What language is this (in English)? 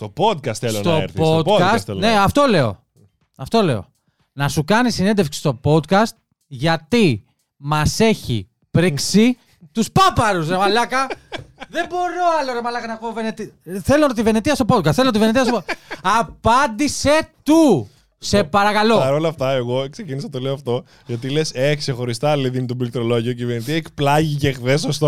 Greek